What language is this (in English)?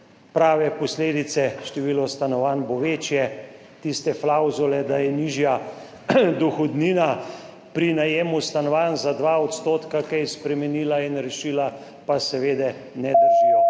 Slovenian